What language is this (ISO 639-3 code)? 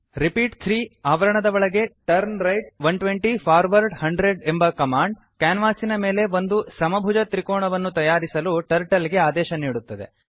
kan